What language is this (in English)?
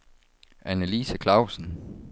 Danish